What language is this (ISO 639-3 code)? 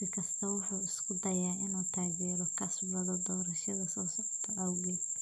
som